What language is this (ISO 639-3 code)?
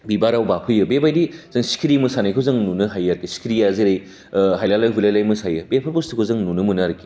brx